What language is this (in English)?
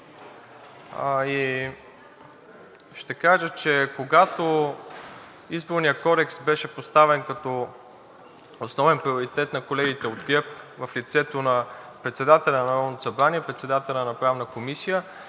Bulgarian